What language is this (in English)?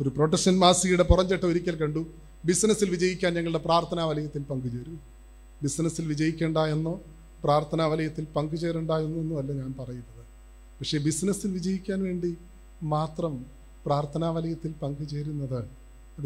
Malayalam